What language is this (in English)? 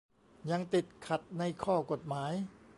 Thai